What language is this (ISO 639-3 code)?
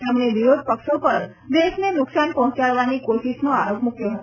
guj